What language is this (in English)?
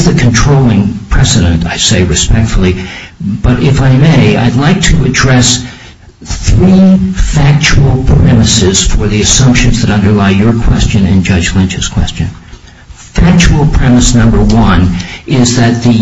English